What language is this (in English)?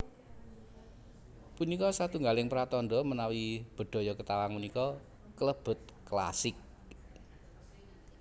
Javanese